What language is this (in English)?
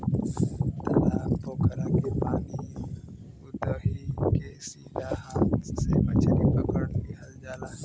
Bhojpuri